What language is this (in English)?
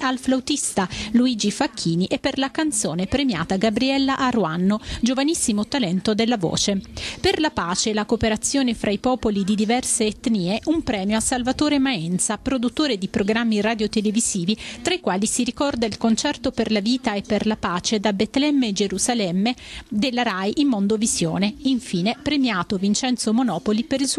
Italian